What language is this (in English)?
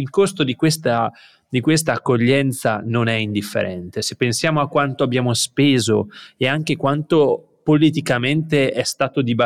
Italian